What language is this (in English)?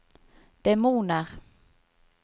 Norwegian